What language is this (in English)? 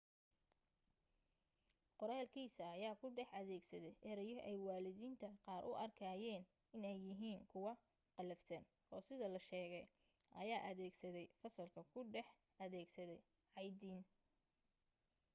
Somali